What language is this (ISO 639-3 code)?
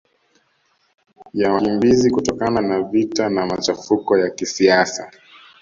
swa